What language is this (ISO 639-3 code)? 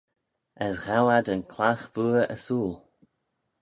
glv